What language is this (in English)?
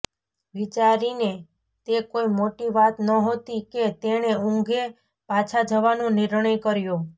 Gujarati